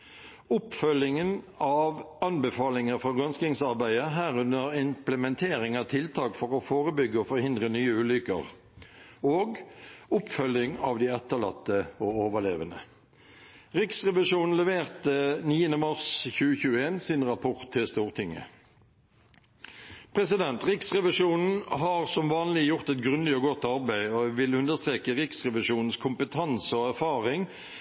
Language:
Norwegian Bokmål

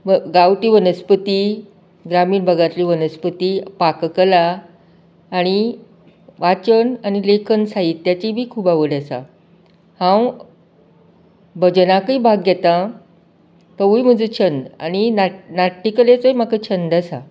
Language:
Konkani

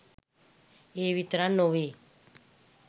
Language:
Sinhala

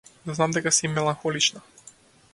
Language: Macedonian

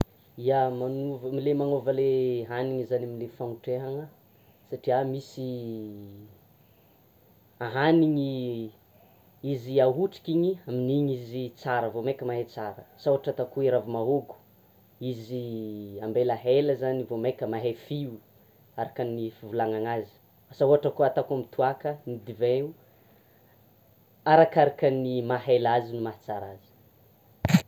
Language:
Tsimihety Malagasy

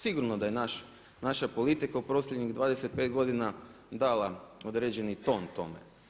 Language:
Croatian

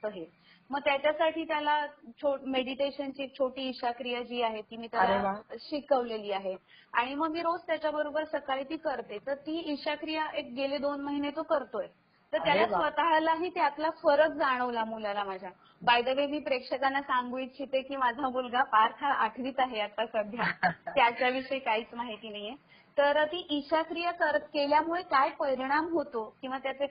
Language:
Marathi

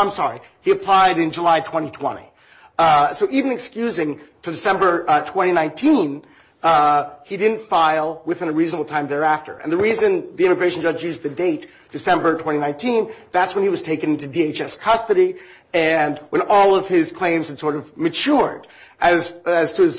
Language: English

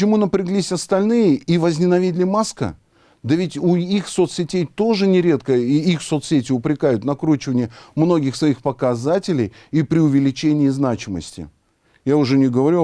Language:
Russian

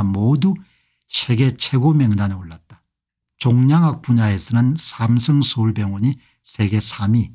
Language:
Korean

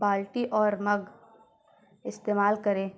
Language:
Urdu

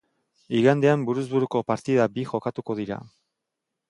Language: Basque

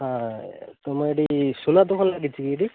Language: Odia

